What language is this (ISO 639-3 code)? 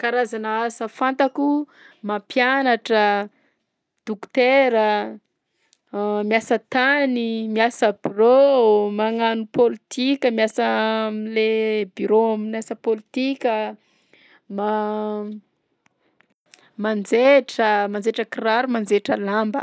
bzc